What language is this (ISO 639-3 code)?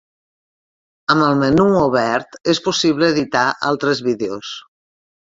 cat